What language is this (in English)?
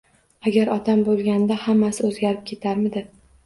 Uzbek